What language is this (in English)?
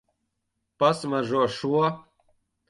Latvian